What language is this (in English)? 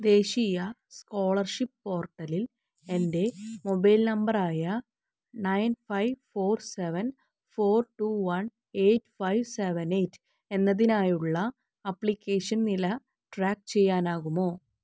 Malayalam